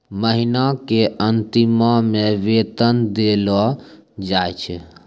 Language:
Maithili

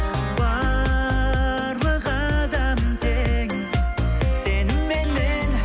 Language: Kazakh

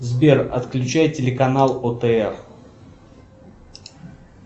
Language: Russian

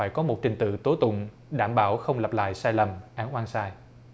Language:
Vietnamese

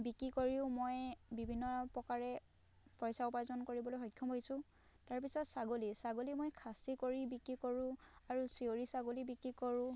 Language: Assamese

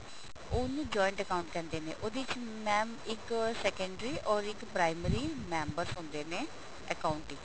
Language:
Punjabi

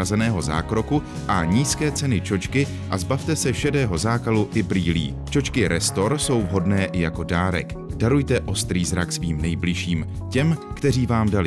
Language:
Czech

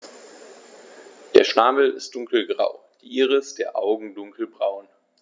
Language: German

